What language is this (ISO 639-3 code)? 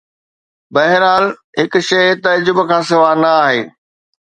snd